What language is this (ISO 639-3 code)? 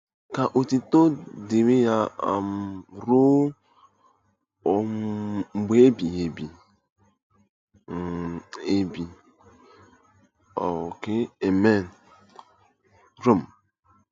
ibo